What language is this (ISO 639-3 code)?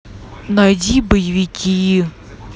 rus